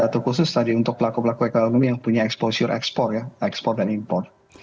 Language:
Indonesian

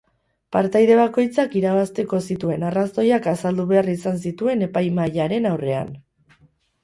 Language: Basque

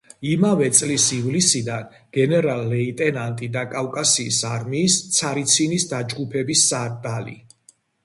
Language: Georgian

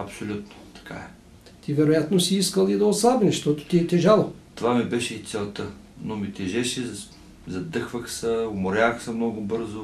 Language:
Bulgarian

